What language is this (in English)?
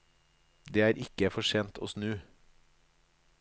Norwegian